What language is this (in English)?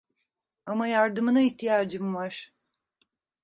Turkish